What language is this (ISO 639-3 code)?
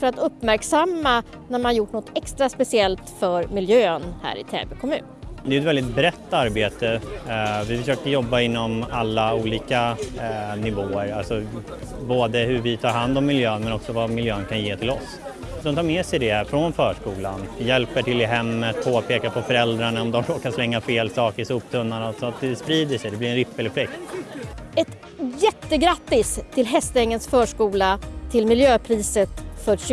swe